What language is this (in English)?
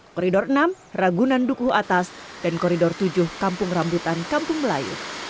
Indonesian